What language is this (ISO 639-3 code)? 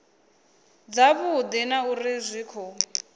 ven